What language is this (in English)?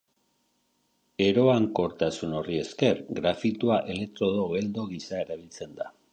Basque